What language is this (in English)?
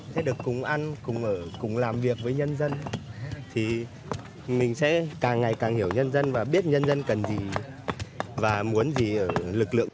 Vietnamese